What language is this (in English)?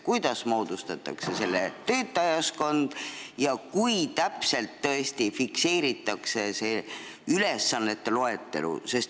Estonian